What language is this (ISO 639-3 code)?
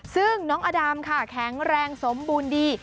tha